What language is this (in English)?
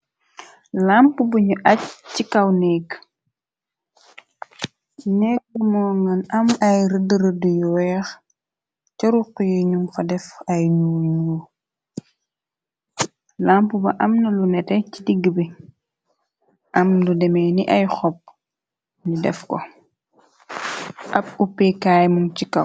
Wolof